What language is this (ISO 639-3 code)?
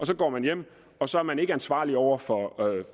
dan